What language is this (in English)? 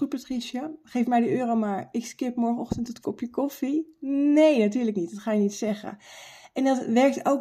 Dutch